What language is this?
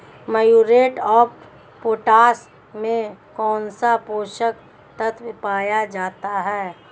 Hindi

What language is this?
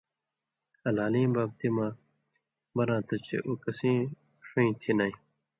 Indus Kohistani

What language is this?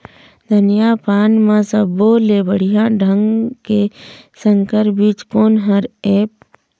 Chhattisgarhi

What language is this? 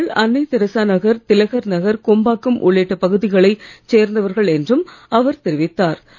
Tamil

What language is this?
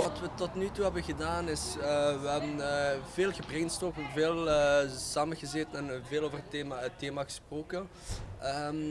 Dutch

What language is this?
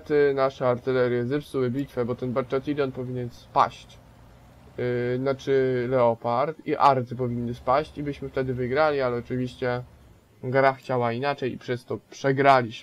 Polish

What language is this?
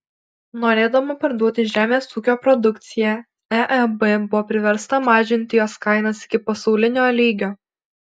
Lithuanian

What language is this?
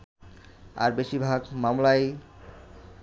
Bangla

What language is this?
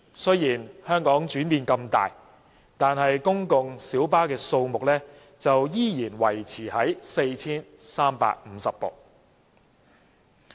Cantonese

